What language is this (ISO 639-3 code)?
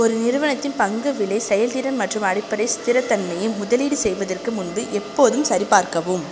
tam